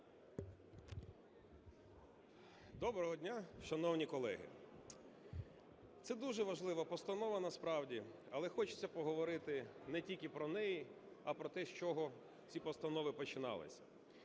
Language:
Ukrainian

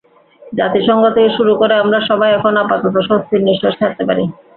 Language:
Bangla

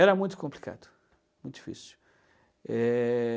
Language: Portuguese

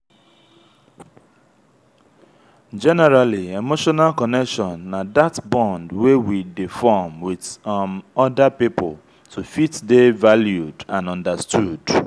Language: Nigerian Pidgin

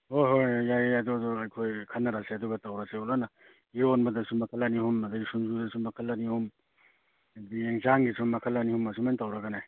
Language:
Manipuri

